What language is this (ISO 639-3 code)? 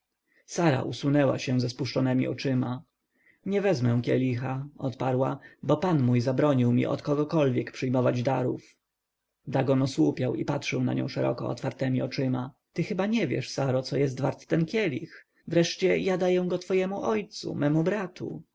pol